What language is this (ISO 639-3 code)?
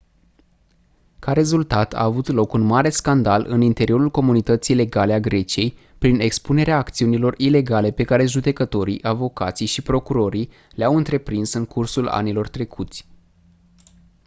ron